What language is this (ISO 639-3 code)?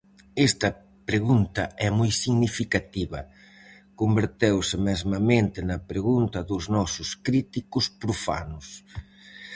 glg